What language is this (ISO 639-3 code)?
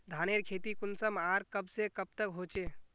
mag